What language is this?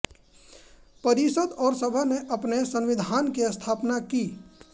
Hindi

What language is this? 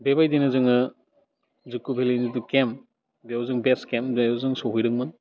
Bodo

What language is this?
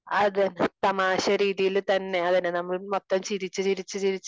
Malayalam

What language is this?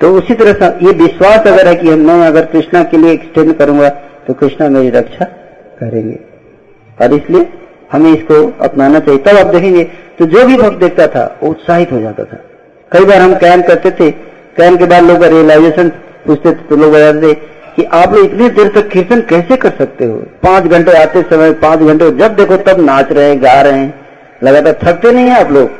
Hindi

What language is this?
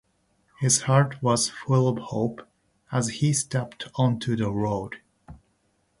Japanese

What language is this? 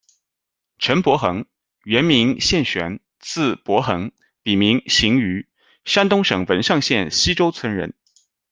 Chinese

